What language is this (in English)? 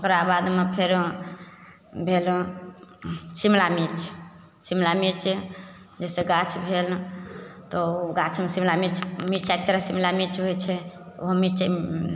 Maithili